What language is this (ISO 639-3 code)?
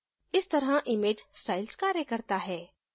hin